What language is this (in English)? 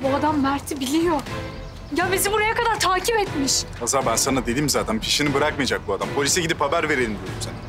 Turkish